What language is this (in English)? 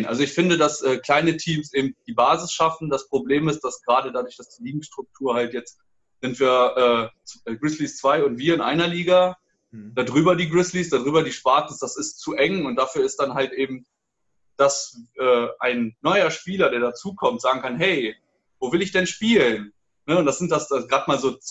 German